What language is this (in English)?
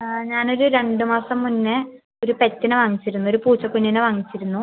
Malayalam